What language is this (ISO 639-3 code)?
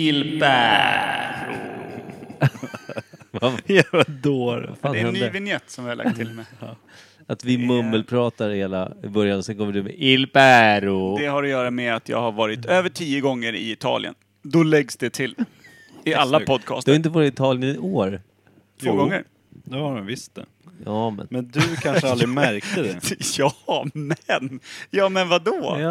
swe